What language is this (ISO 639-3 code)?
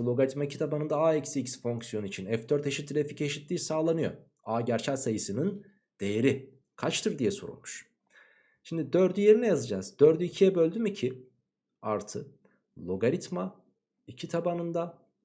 tur